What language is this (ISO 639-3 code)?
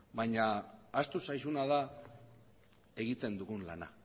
eus